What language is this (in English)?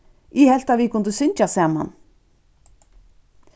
Faroese